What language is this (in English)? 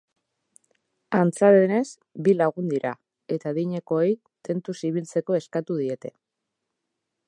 Basque